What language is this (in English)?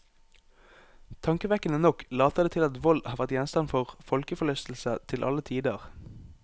Norwegian